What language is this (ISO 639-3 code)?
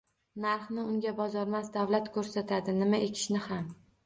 uzb